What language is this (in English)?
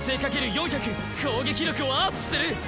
Japanese